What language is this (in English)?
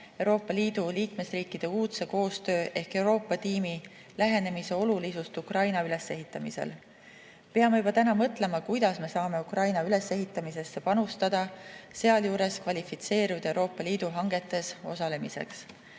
Estonian